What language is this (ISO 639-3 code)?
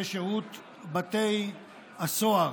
heb